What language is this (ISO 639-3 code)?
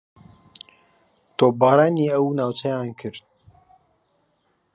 ckb